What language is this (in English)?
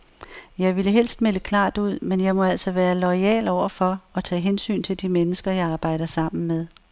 Danish